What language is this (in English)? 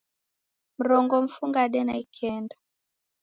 Taita